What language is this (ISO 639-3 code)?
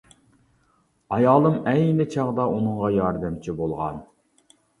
uig